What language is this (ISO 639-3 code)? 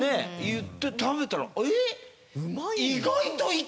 jpn